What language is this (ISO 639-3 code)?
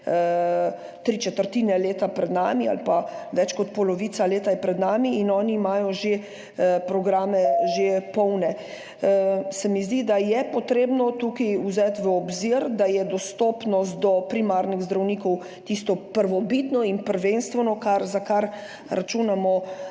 slv